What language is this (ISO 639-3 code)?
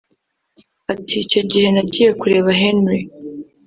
kin